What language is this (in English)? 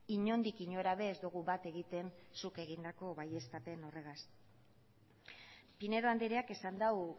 Basque